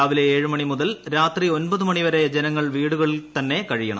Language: Malayalam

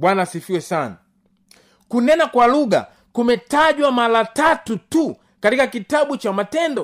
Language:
Swahili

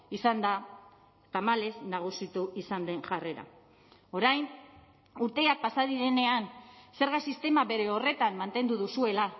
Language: Basque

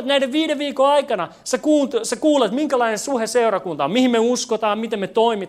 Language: Finnish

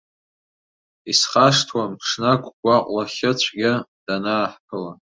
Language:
Abkhazian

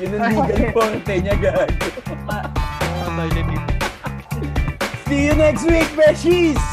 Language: Filipino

